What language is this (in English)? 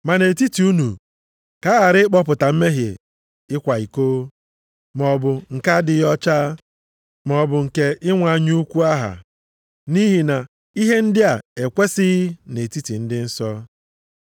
Igbo